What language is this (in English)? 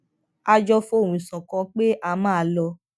Yoruba